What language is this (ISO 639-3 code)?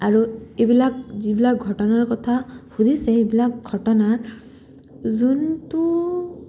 asm